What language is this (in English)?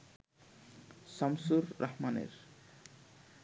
Bangla